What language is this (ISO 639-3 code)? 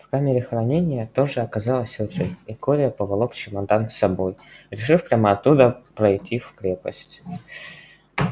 rus